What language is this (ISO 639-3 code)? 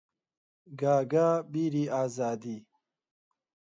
ckb